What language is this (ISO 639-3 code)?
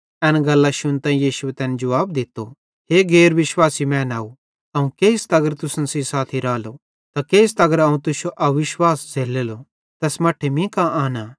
bhd